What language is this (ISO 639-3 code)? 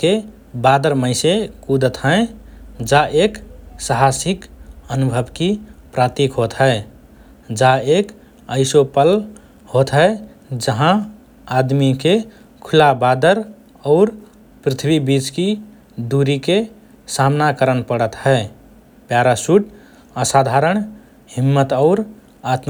thr